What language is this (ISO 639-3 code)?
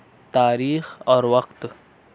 urd